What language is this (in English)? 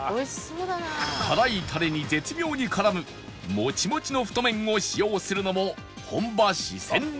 Japanese